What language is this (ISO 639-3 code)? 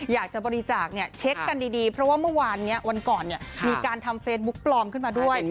tha